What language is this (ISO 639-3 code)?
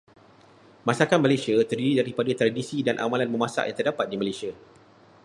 msa